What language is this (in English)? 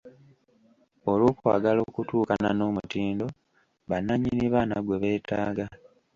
Ganda